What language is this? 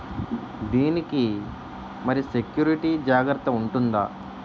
Telugu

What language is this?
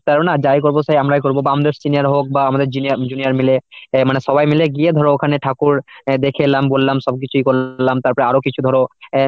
Bangla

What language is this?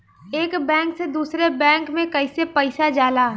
Bhojpuri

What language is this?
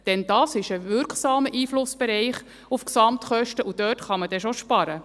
Swiss German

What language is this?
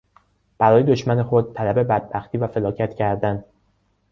Persian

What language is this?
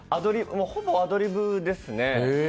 Japanese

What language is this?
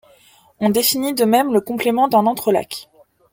French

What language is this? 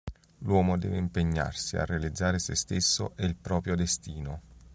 Italian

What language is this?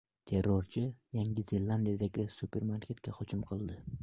Uzbek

